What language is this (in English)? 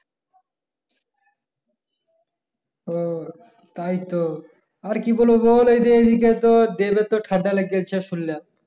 Bangla